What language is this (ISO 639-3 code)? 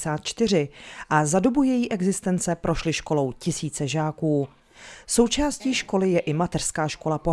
ces